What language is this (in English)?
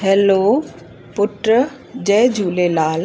Sindhi